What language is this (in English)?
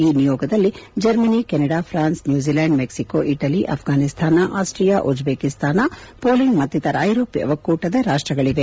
Kannada